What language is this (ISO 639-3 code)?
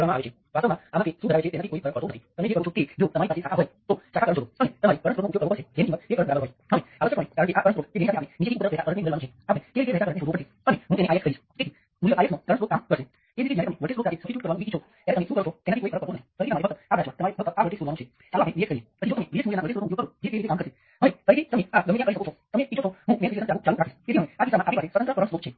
guj